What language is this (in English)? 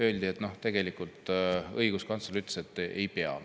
Estonian